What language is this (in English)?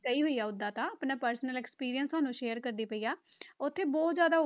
Punjabi